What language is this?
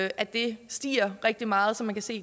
Danish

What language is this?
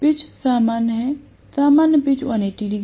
Hindi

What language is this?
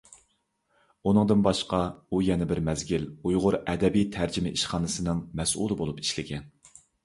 Uyghur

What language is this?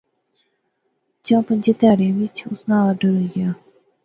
Pahari-Potwari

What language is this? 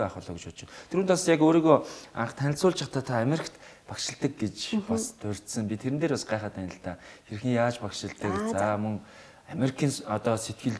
Arabic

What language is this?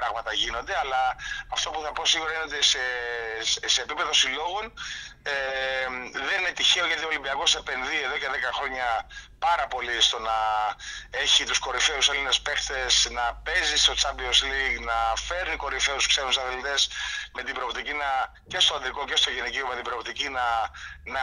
Greek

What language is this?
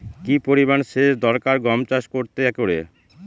Bangla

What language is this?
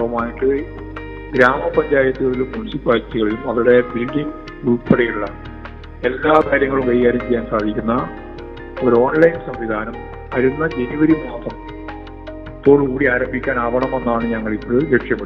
Malayalam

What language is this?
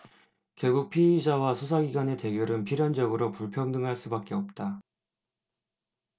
Korean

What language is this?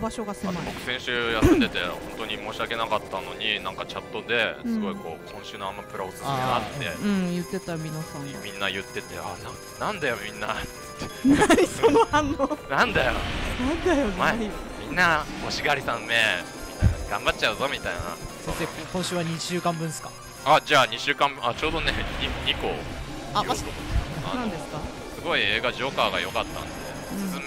Japanese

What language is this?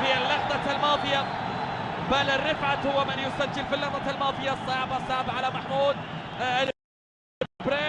Arabic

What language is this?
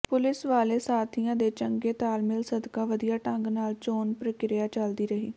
Punjabi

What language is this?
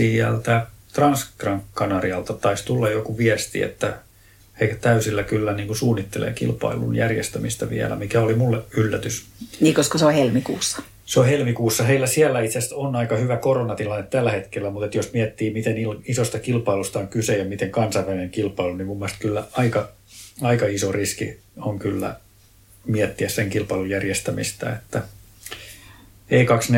Finnish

